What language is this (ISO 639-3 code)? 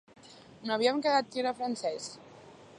cat